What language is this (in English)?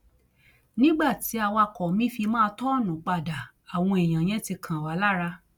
Yoruba